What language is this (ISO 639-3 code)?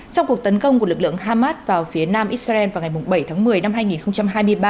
vie